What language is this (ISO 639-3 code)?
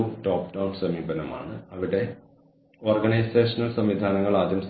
mal